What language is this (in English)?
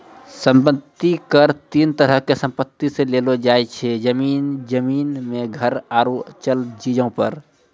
Maithili